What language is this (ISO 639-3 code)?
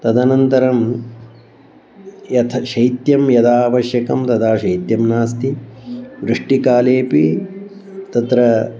san